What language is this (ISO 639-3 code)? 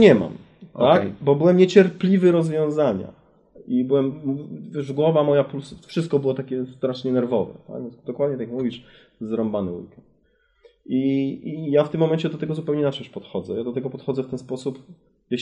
pol